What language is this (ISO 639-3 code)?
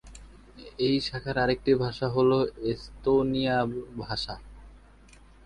ben